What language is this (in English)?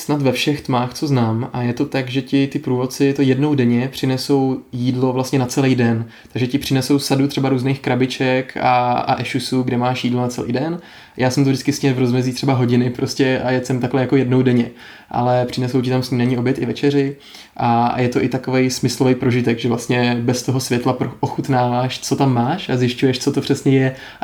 Czech